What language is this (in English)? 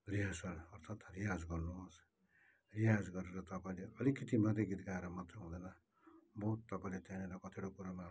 Nepali